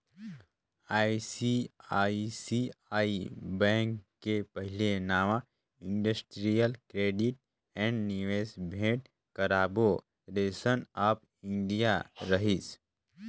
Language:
Chhattisgarhi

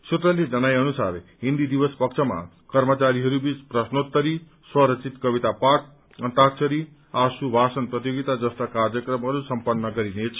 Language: Nepali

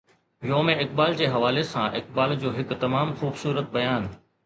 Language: Sindhi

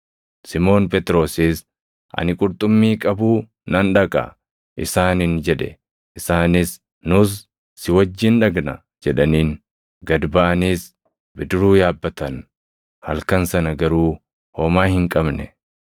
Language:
Oromo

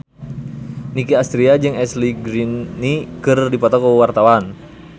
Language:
Sundanese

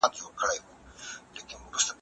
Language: Pashto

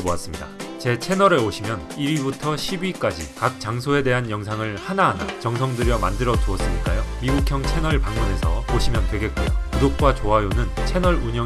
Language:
Korean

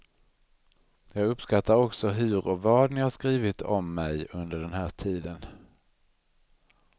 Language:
Swedish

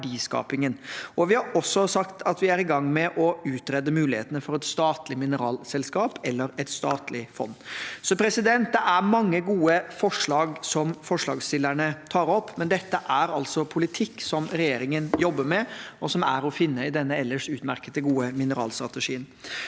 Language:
Norwegian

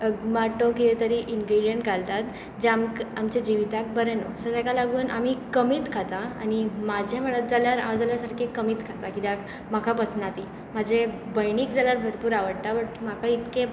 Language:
Konkani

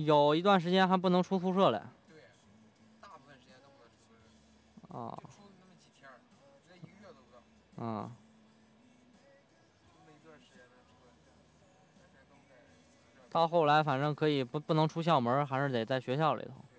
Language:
Chinese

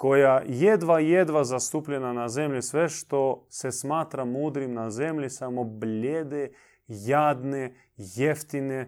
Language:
Croatian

